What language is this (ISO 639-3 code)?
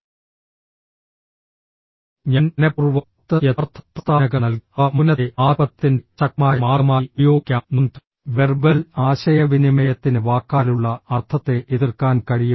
mal